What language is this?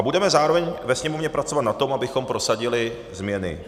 Czech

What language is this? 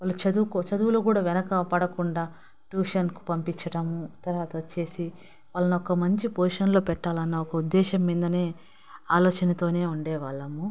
Telugu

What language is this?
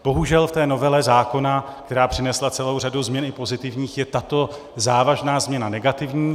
Czech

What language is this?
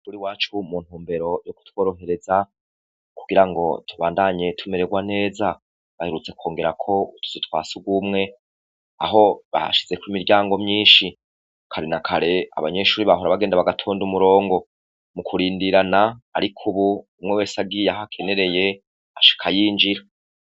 Rundi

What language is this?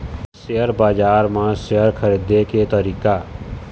Chhattisgarhi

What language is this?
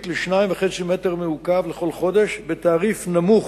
Hebrew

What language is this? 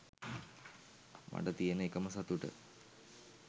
Sinhala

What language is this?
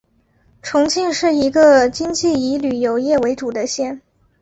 Chinese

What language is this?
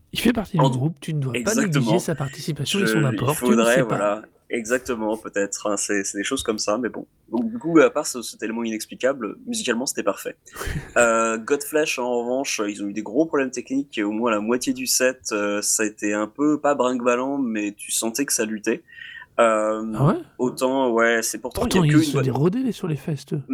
French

